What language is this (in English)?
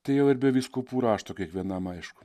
Lithuanian